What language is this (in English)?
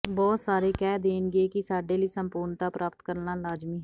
Punjabi